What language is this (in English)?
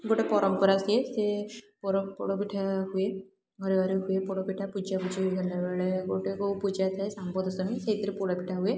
Odia